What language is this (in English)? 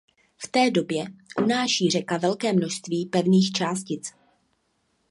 Czech